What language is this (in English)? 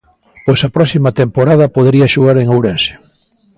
Galician